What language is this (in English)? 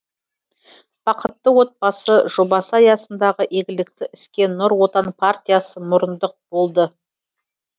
Kazakh